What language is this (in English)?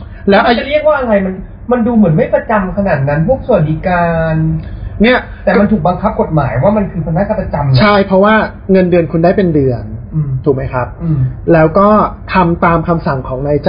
Thai